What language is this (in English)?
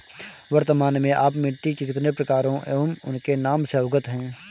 Hindi